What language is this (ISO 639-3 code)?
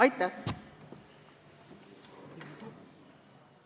est